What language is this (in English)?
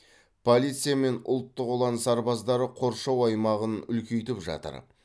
Kazakh